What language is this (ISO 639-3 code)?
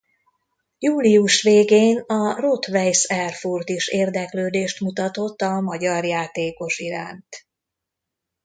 hun